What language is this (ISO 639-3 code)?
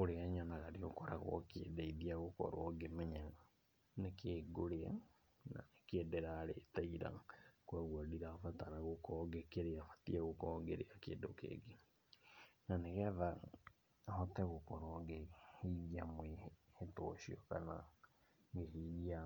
kik